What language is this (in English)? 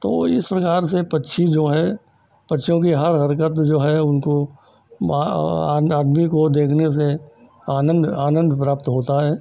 Hindi